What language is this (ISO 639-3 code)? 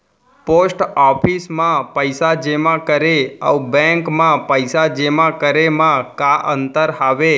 hne